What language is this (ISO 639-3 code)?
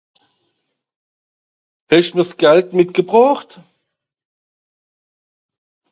gsw